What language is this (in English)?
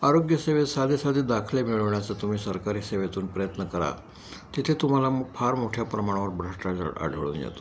Marathi